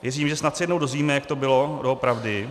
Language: Czech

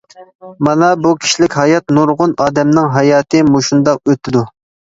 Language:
Uyghur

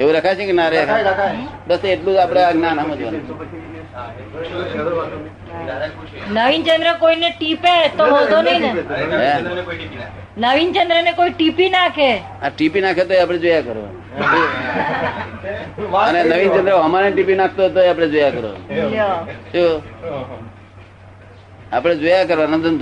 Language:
Gujarati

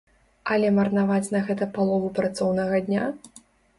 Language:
Belarusian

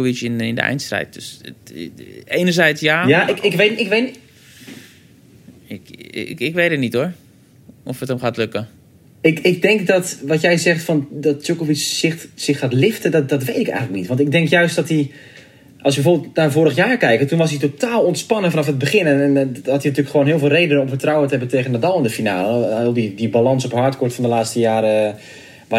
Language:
Dutch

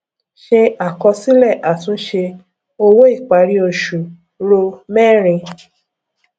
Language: Yoruba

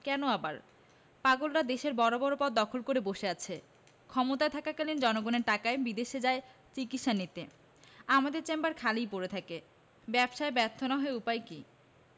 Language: Bangla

